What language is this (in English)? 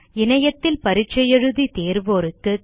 Tamil